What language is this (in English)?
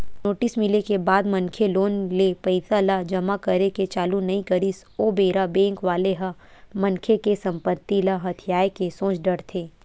Chhattisgarhi